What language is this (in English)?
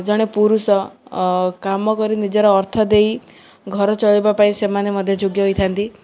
Odia